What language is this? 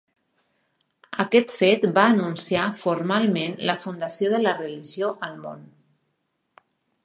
Catalan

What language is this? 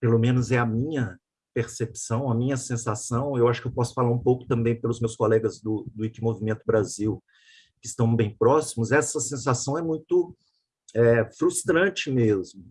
Portuguese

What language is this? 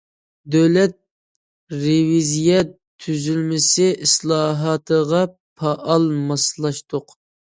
Uyghur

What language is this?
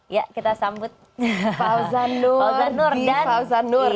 Indonesian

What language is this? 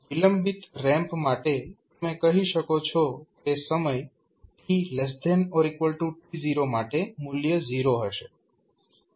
Gujarati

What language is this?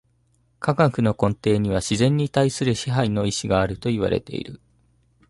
Japanese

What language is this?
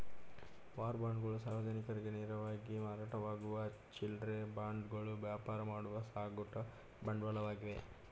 Kannada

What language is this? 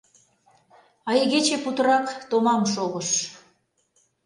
Mari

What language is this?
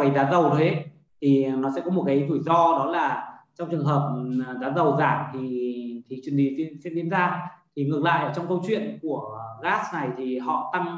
Vietnamese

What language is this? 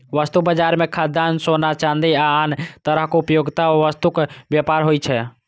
Maithili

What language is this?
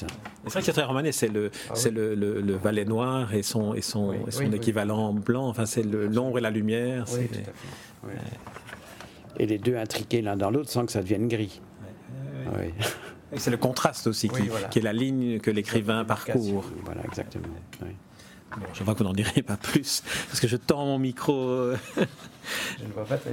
French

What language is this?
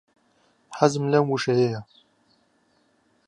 Central Kurdish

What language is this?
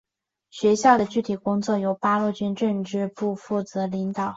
Chinese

